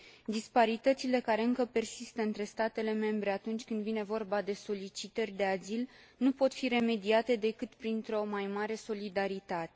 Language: Romanian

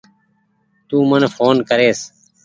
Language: Goaria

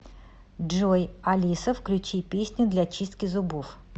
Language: Russian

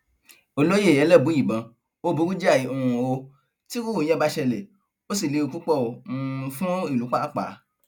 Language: Yoruba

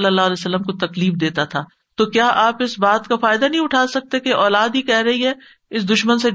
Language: Urdu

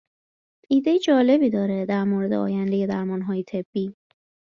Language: Persian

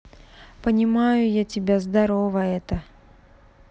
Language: Russian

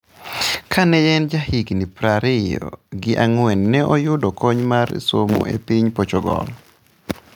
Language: Luo (Kenya and Tanzania)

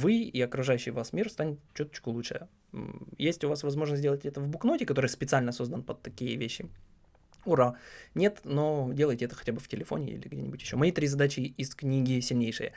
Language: Russian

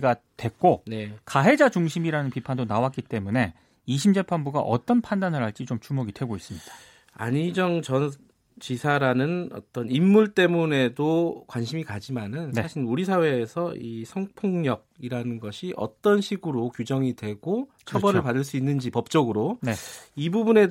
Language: Korean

